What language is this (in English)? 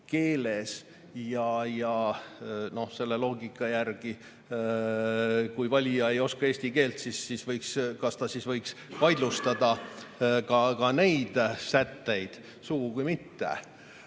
Estonian